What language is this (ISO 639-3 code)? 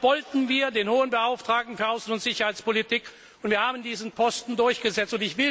deu